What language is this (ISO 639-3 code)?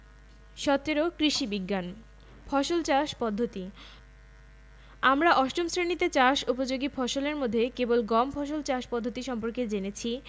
ben